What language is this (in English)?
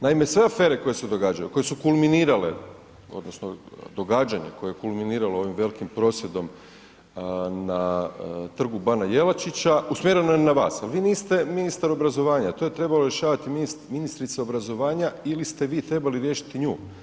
Croatian